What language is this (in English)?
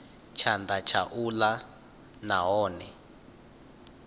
Venda